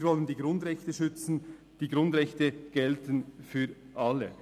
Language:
Swiss German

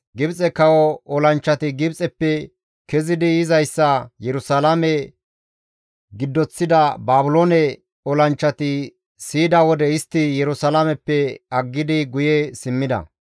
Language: Gamo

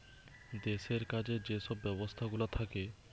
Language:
Bangla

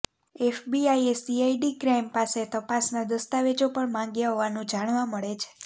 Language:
Gujarati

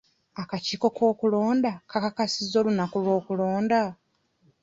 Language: Ganda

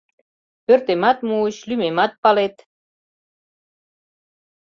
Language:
Mari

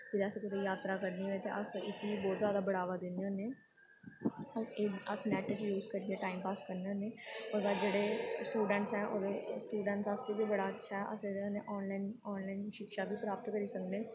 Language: Dogri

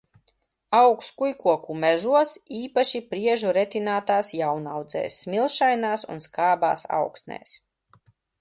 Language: Latvian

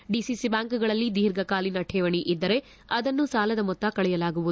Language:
Kannada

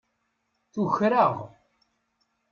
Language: Kabyle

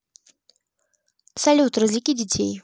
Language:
Russian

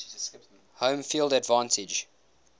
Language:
English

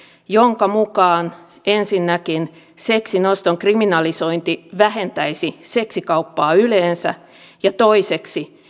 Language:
Finnish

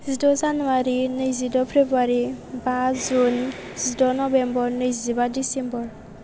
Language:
Bodo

